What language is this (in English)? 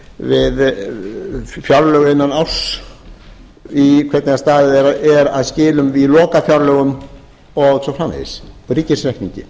Icelandic